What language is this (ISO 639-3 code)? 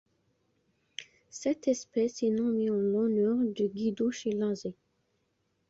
fra